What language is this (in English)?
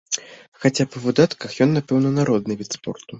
Belarusian